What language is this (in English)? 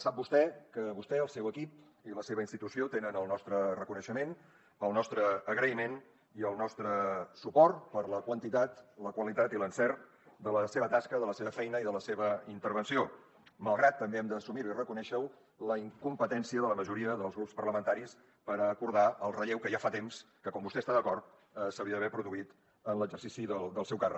Catalan